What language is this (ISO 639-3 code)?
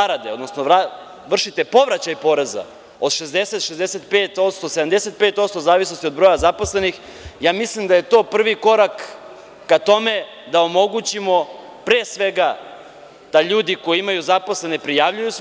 srp